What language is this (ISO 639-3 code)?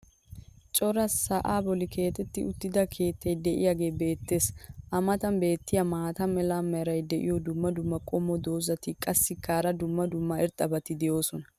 wal